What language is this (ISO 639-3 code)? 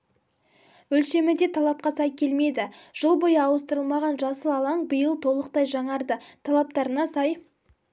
kaz